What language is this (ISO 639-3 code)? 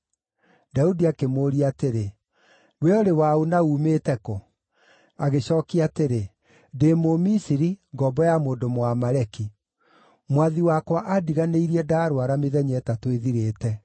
kik